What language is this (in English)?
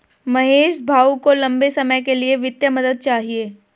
Hindi